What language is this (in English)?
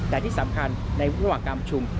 Thai